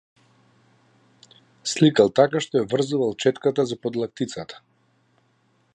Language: Macedonian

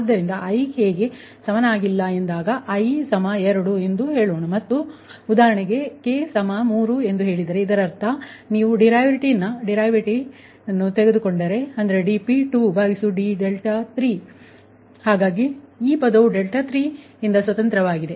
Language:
Kannada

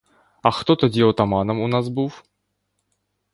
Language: Ukrainian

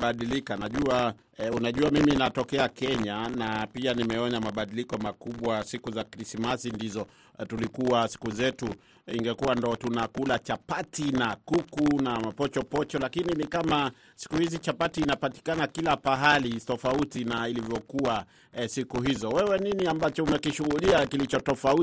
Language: Swahili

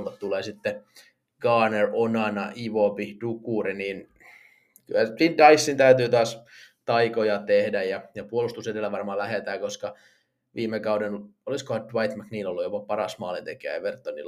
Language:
Finnish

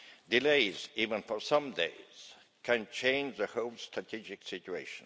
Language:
English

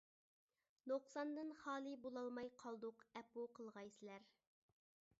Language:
Uyghur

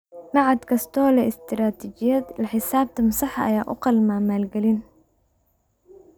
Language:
Somali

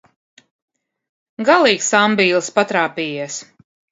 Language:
Latvian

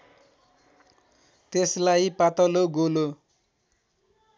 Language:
Nepali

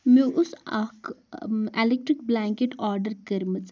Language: Kashmiri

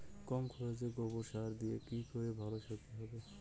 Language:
Bangla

